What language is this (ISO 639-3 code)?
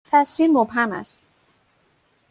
fas